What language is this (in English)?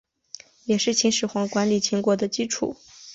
Chinese